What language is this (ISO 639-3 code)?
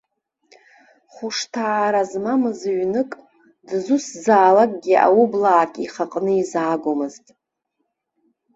abk